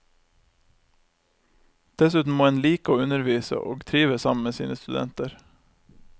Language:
Norwegian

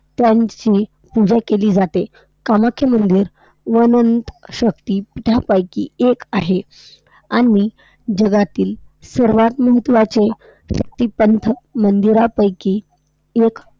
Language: Marathi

